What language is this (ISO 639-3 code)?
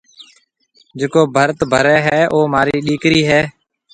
mve